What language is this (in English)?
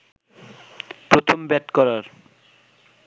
Bangla